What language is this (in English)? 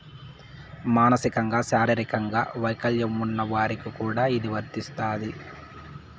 Telugu